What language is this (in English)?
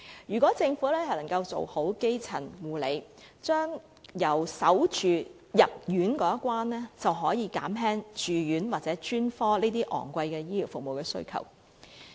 Cantonese